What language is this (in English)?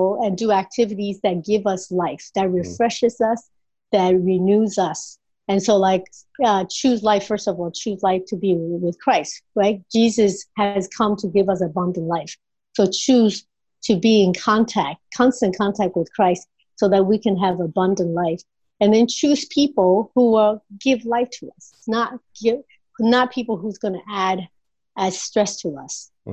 English